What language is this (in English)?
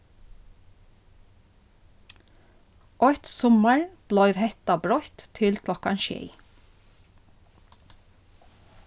Faroese